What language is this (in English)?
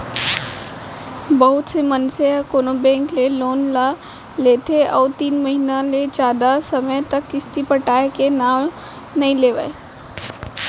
Chhattisgarhi